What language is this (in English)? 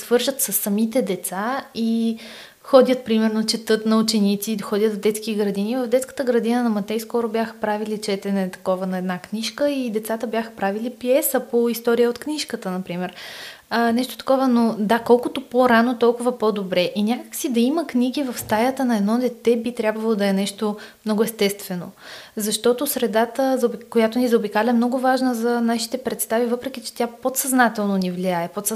Bulgarian